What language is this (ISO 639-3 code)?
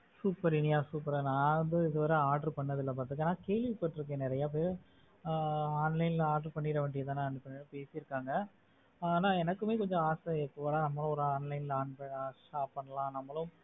tam